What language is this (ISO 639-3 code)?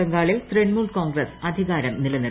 mal